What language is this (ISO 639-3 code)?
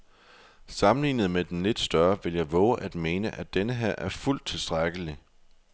dan